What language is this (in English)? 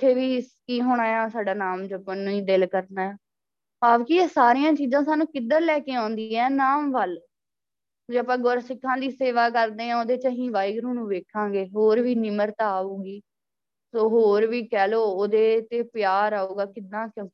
Punjabi